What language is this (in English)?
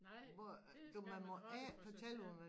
Danish